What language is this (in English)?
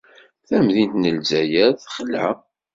Kabyle